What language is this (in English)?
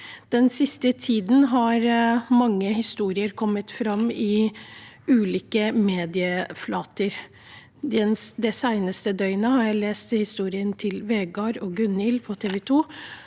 Norwegian